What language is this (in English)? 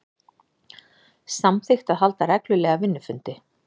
Icelandic